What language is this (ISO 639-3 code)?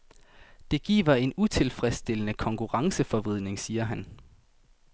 dan